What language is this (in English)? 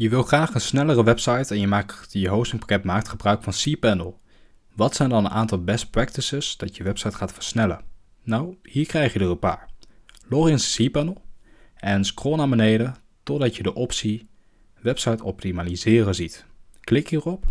Dutch